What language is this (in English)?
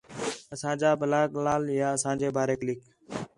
Khetrani